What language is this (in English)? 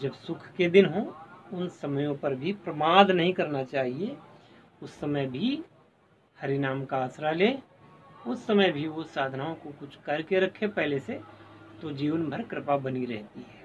Hindi